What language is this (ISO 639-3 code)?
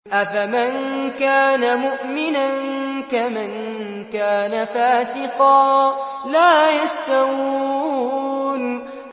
ara